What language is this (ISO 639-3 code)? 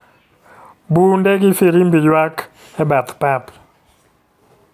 luo